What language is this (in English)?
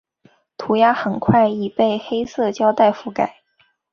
Chinese